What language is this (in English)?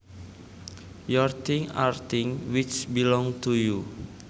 Javanese